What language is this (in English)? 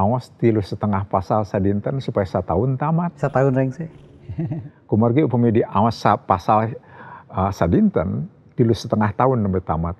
Indonesian